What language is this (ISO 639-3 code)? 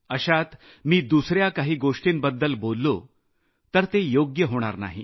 mar